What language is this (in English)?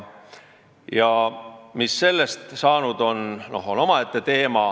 Estonian